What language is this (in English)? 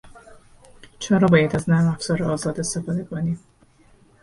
Persian